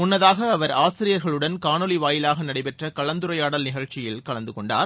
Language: Tamil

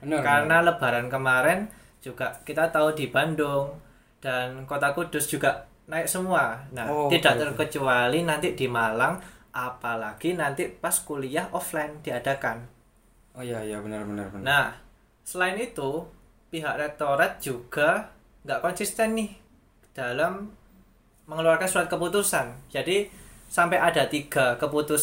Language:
Indonesian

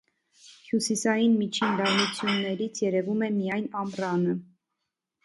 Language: Armenian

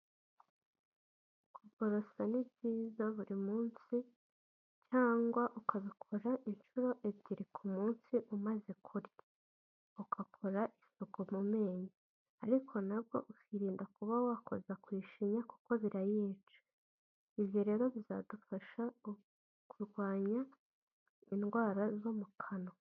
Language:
Kinyarwanda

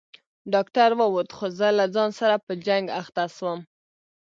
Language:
Pashto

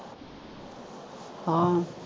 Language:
Punjabi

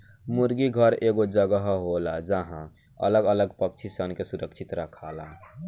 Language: Bhojpuri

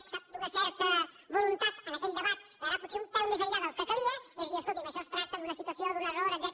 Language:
Catalan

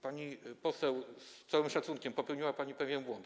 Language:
Polish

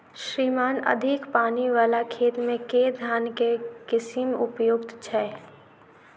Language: Maithili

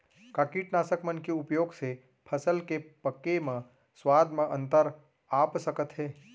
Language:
Chhattisgarhi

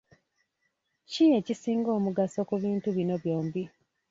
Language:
Ganda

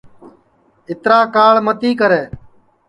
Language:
Sansi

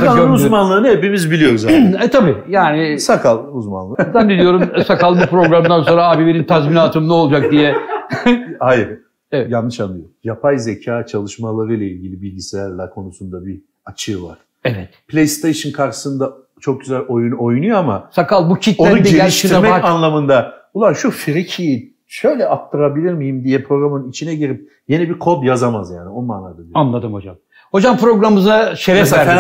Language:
Turkish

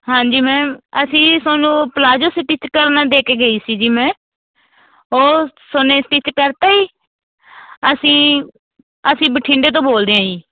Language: Punjabi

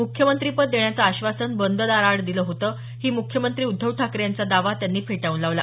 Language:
Marathi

